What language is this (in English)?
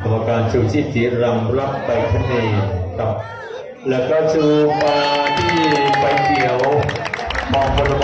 Thai